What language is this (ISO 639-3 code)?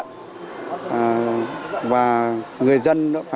vie